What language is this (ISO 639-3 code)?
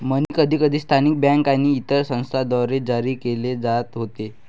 mar